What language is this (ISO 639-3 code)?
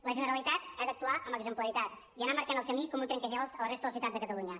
cat